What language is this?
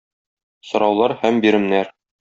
Tatar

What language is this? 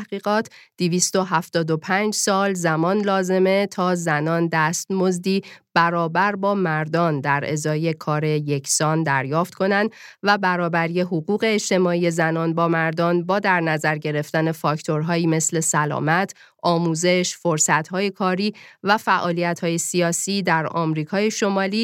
Persian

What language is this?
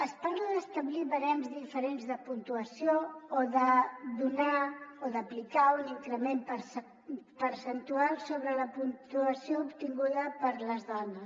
Catalan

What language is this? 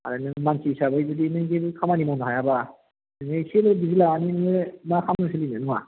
Bodo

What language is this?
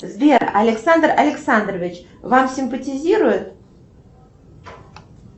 Russian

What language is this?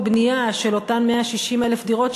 Hebrew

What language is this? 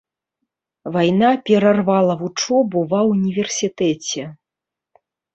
Belarusian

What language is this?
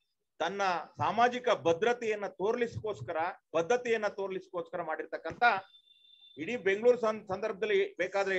Hindi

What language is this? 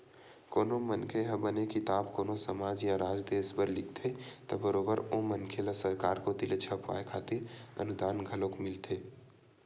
Chhattisgarhi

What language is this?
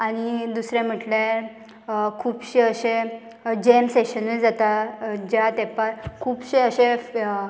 Konkani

